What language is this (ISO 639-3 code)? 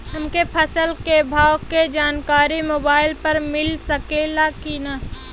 bho